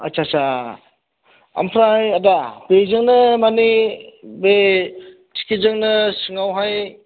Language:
Bodo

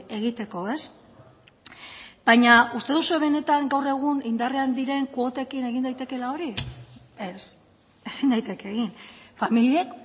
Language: Basque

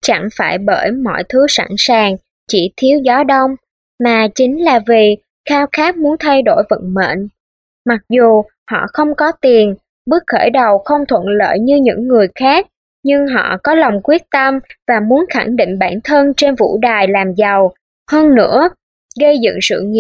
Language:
Vietnamese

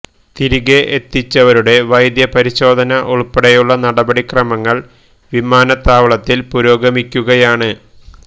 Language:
Malayalam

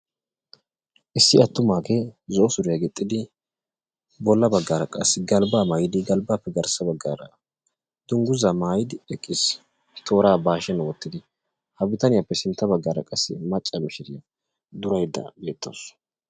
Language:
Wolaytta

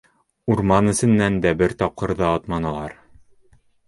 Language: Bashkir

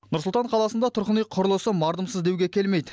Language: Kazakh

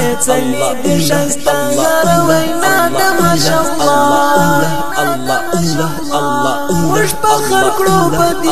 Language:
Turkish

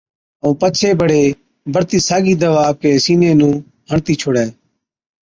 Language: Od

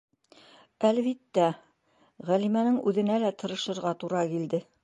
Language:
Bashkir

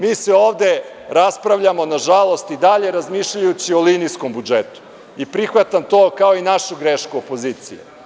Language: Serbian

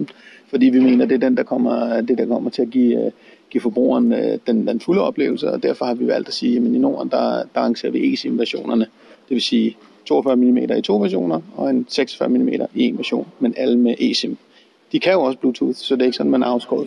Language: Danish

